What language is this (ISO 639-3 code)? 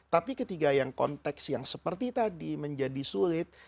ind